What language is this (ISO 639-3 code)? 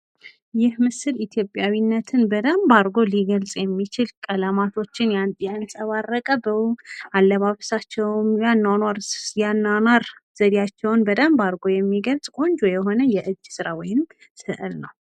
amh